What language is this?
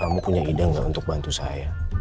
Indonesian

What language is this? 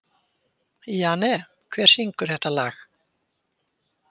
Icelandic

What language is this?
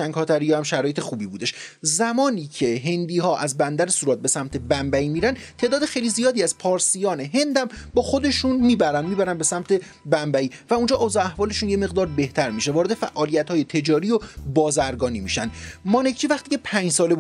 Persian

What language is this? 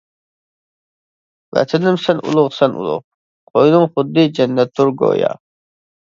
Uyghur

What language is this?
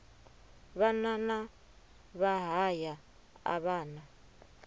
Venda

